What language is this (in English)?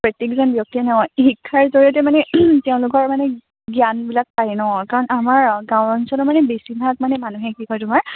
Assamese